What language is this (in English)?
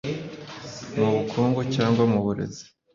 Kinyarwanda